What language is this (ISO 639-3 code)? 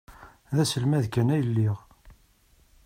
kab